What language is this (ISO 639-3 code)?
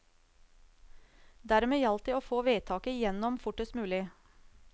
nor